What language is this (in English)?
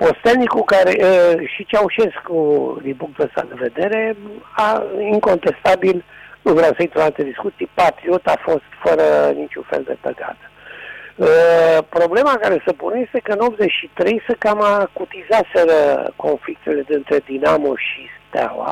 Romanian